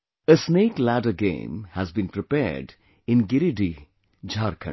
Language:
English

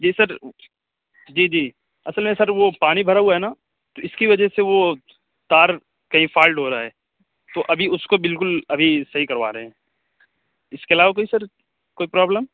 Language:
Urdu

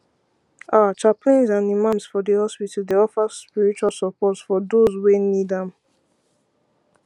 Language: Nigerian Pidgin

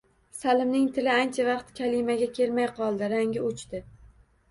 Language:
Uzbek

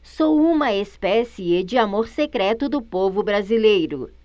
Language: Portuguese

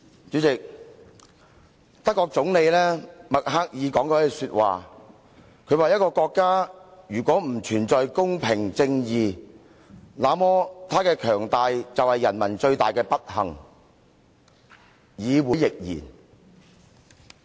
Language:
Cantonese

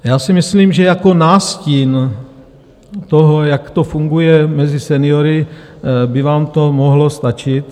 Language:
Czech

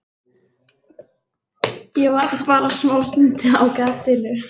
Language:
Icelandic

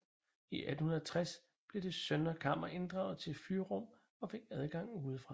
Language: Danish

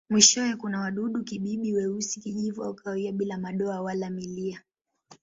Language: Swahili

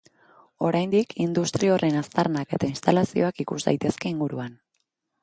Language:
Basque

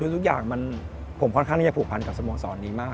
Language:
Thai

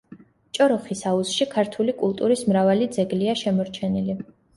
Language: Georgian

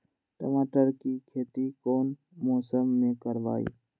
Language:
Magahi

